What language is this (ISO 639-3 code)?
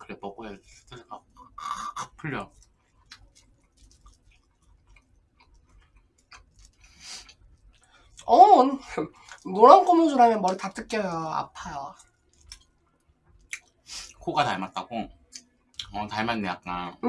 kor